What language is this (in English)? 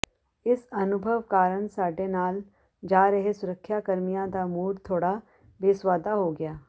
Punjabi